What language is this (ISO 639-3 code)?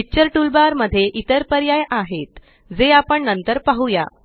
mar